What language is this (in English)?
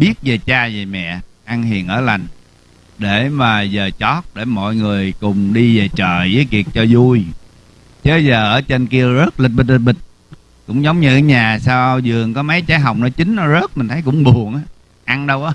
Vietnamese